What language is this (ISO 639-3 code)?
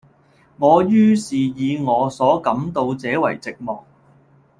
yue